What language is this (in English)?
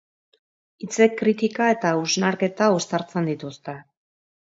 Basque